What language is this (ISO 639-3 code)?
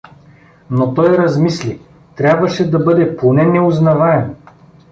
bul